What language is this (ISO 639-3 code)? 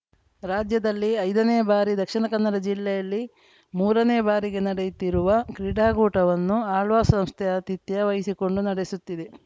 kan